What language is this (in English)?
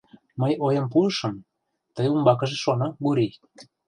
Mari